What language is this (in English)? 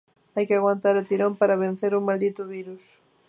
Galician